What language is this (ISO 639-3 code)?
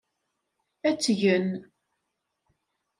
kab